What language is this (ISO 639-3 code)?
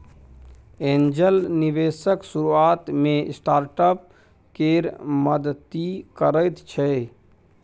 mai